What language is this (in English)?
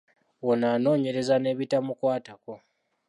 Ganda